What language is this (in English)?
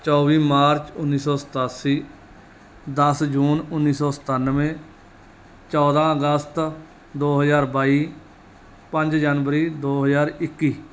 Punjabi